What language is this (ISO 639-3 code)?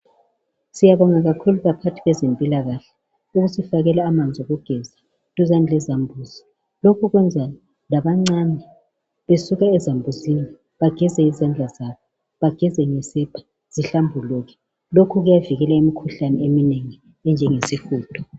nde